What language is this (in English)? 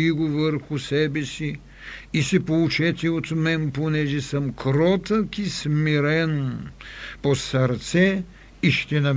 Bulgarian